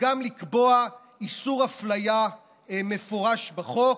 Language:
Hebrew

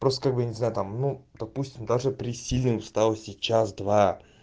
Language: Russian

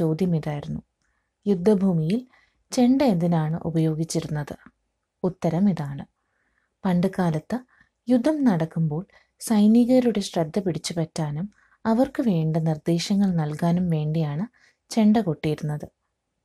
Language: Malayalam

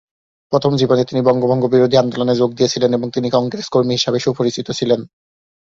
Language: Bangla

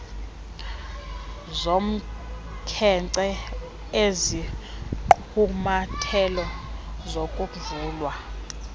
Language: Xhosa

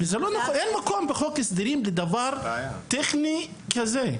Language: Hebrew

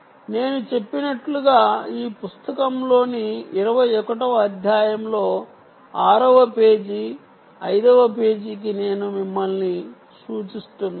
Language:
Telugu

